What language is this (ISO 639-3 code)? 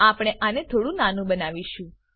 guj